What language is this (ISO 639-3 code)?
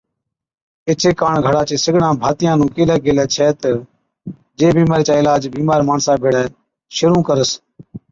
odk